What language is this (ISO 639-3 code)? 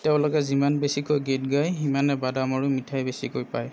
asm